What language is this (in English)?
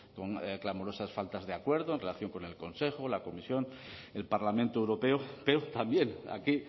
Spanish